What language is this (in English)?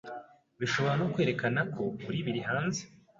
Kinyarwanda